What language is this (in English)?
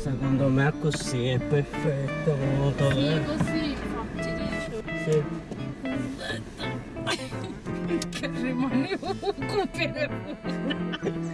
Italian